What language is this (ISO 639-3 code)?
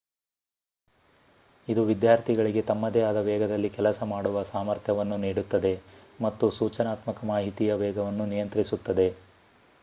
kan